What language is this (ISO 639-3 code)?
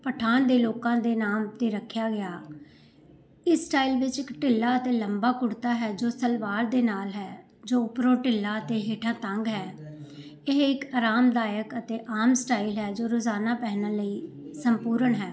pan